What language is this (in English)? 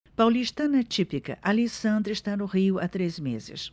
Portuguese